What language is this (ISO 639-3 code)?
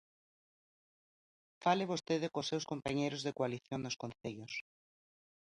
glg